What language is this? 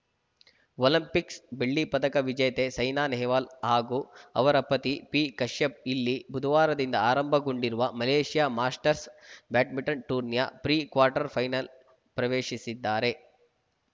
Kannada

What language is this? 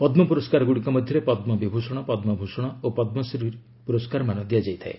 Odia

